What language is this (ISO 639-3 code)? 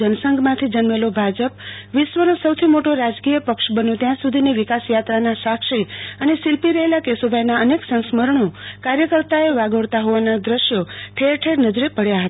guj